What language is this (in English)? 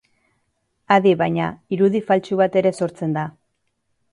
Basque